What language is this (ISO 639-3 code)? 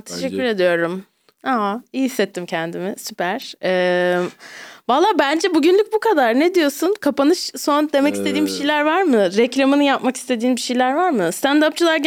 tur